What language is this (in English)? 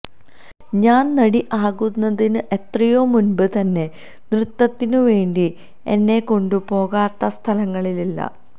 Malayalam